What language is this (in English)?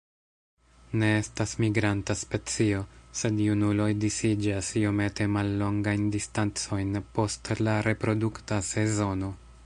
Esperanto